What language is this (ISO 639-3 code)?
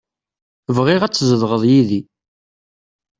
kab